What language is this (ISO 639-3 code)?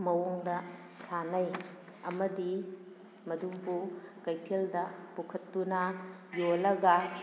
mni